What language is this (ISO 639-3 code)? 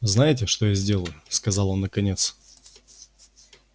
rus